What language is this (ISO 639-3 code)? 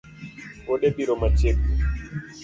luo